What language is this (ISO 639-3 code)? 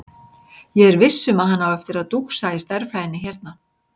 isl